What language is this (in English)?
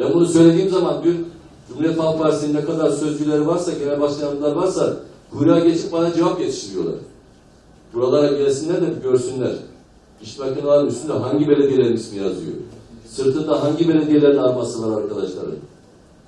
Turkish